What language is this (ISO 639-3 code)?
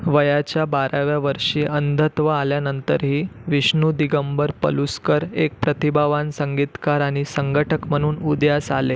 mar